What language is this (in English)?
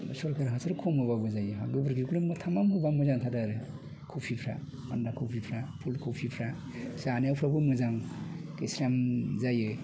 Bodo